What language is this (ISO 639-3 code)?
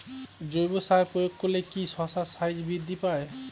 ben